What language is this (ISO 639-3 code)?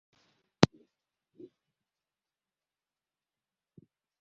swa